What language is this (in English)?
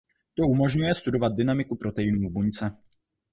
Czech